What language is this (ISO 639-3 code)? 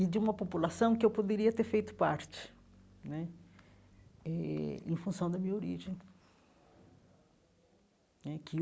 por